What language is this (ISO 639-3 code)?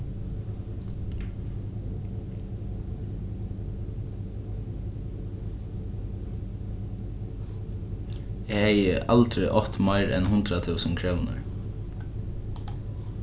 fao